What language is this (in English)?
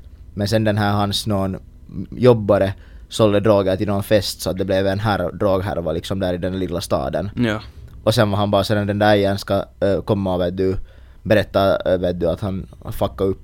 Swedish